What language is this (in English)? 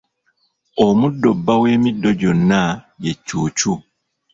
Ganda